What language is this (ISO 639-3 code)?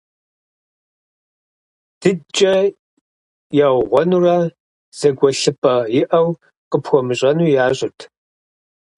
kbd